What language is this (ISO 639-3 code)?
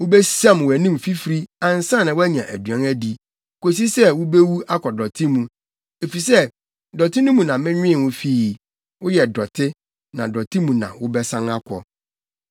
aka